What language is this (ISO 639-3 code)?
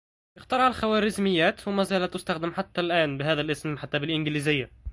ara